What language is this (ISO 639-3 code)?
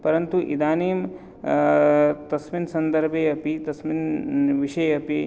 san